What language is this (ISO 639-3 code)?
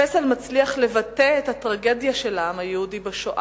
heb